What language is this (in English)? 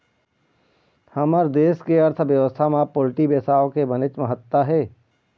Chhattisgarhi